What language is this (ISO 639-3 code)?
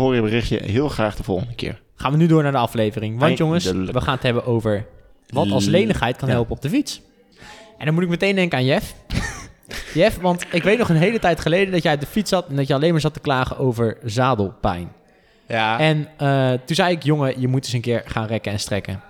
nld